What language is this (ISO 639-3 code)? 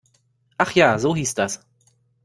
deu